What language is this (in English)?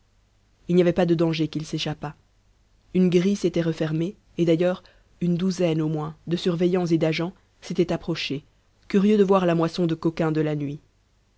French